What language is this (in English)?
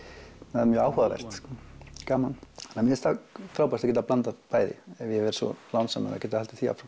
Icelandic